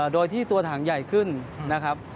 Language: Thai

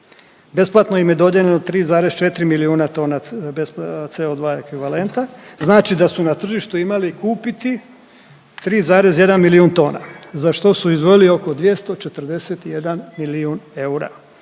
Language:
Croatian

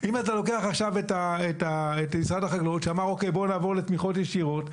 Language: Hebrew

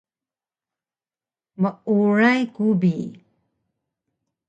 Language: Taroko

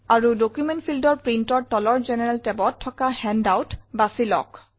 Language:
Assamese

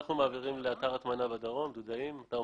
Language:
Hebrew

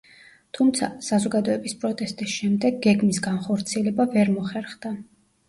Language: Georgian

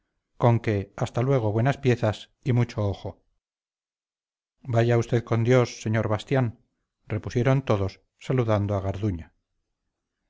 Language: Spanish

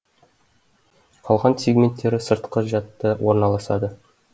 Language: Kazakh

